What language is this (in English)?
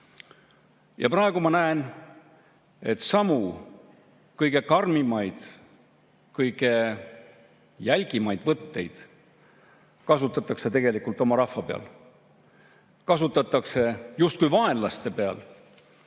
Estonian